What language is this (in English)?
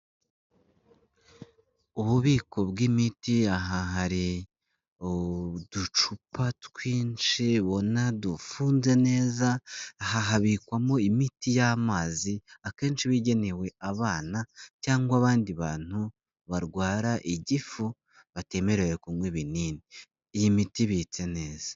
Kinyarwanda